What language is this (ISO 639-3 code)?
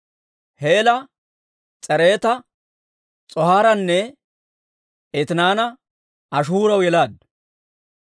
dwr